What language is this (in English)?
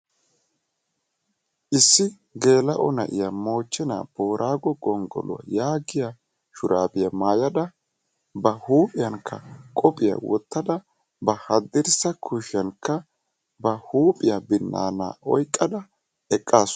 Wolaytta